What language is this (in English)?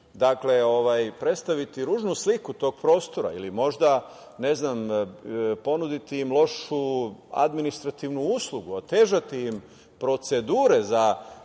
Serbian